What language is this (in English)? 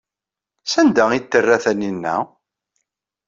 Kabyle